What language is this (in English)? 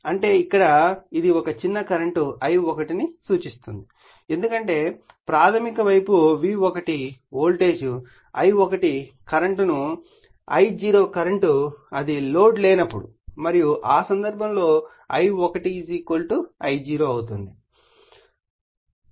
Telugu